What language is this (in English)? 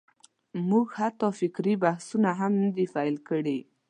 Pashto